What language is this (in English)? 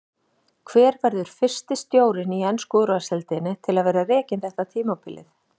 Icelandic